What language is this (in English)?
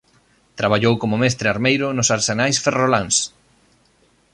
Galician